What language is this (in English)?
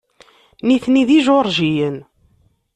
Kabyle